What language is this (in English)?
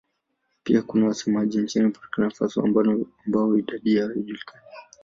Swahili